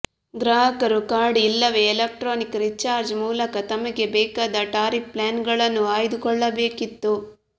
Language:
Kannada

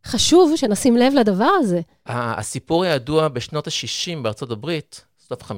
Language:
Hebrew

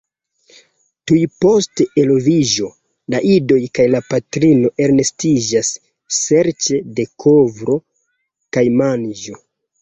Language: Esperanto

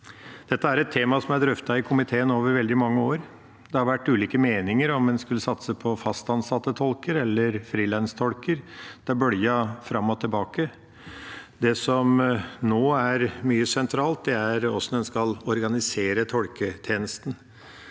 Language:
Norwegian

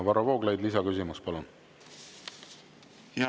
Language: Estonian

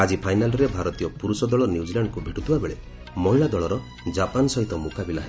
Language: Odia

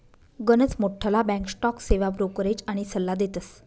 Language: Marathi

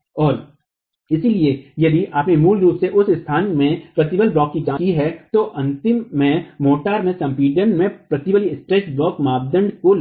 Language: Hindi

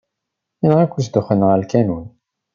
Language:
Kabyle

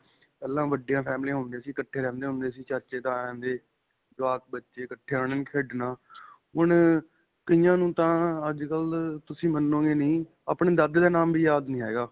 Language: Punjabi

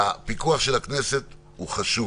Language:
Hebrew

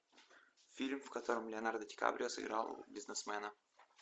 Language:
Russian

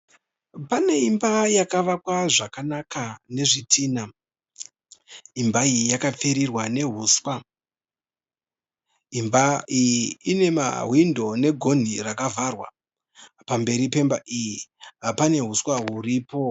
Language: Shona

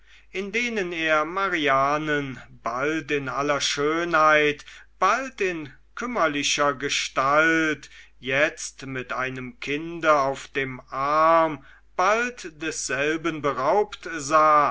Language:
German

